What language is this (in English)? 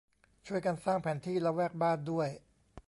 Thai